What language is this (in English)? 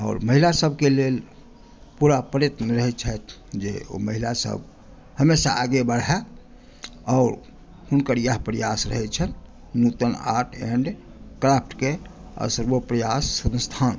Maithili